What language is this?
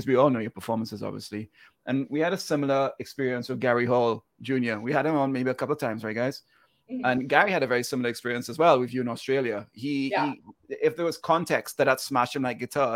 English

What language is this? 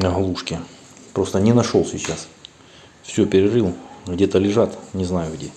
Russian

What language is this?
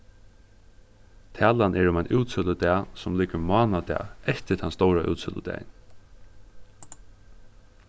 Faroese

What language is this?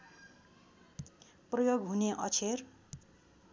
Nepali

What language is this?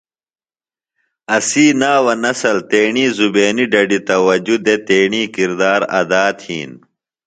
Phalura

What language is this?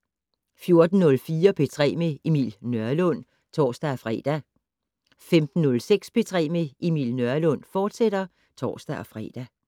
Danish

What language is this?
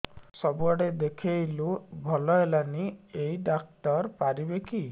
Odia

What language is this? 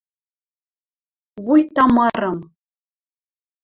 Western Mari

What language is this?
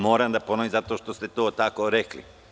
Serbian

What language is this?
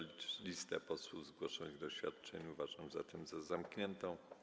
Polish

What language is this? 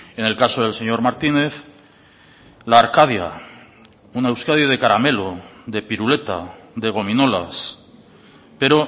Spanish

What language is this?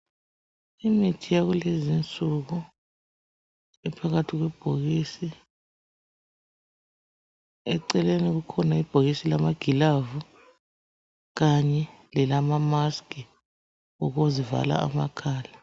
North Ndebele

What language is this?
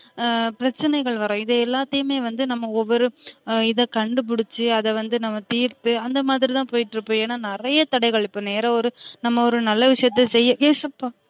Tamil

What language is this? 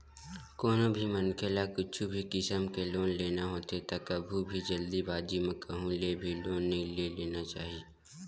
Chhattisgarhi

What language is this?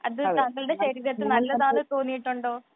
Malayalam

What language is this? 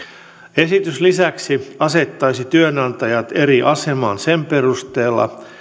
Finnish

